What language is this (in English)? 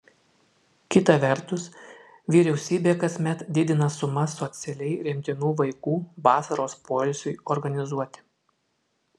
Lithuanian